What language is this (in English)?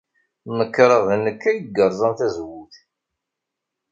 Kabyle